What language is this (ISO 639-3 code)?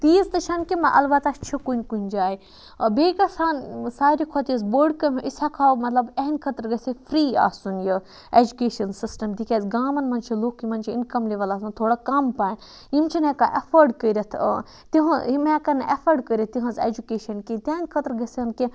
kas